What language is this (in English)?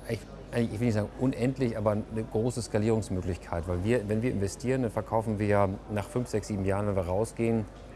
German